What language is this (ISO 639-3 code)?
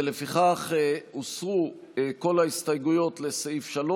heb